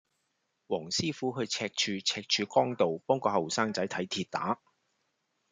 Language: Cantonese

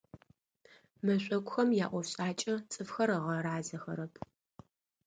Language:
Adyghe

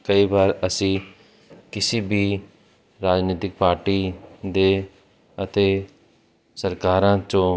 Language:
Punjabi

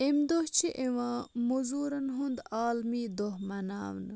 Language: Kashmiri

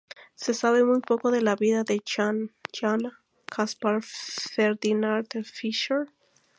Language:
Spanish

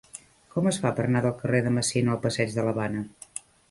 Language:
Catalan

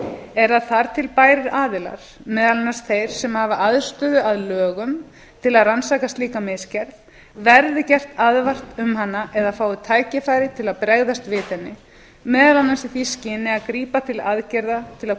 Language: Icelandic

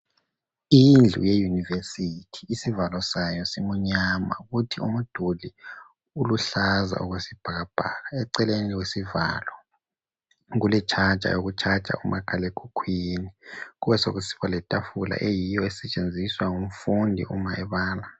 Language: North Ndebele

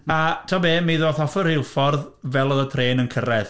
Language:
Welsh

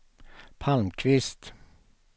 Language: Swedish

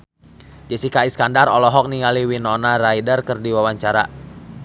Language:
Sundanese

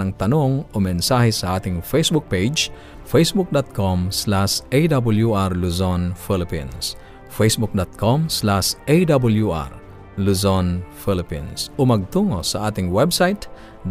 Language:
Filipino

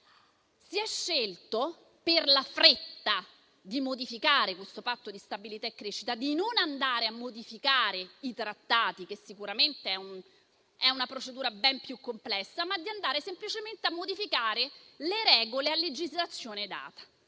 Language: Italian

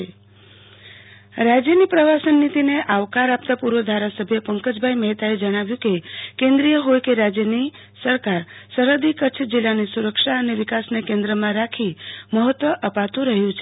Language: Gujarati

